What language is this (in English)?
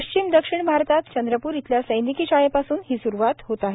Marathi